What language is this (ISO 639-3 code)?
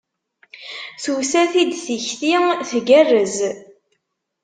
kab